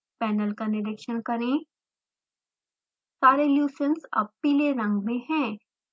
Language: Hindi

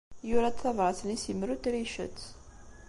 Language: Kabyle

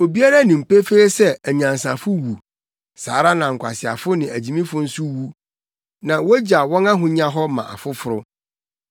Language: Akan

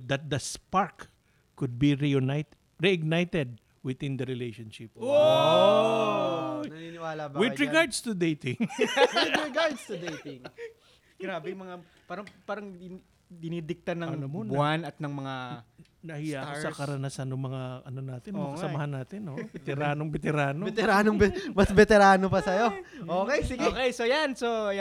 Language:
Filipino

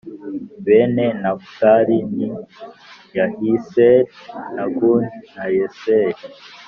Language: Kinyarwanda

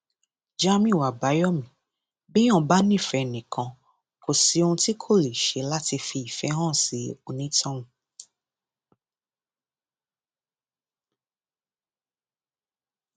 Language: Yoruba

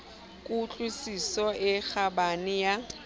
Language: Southern Sotho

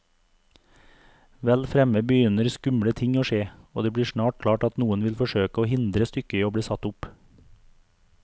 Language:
Norwegian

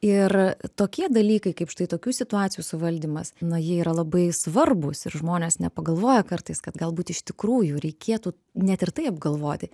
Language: Lithuanian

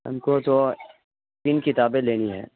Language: Urdu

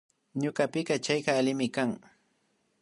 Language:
Imbabura Highland Quichua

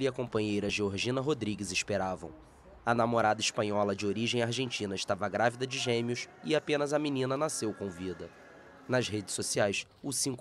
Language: Portuguese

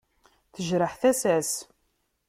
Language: Kabyle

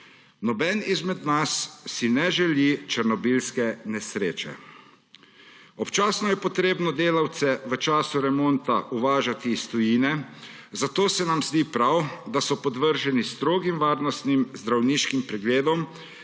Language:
Slovenian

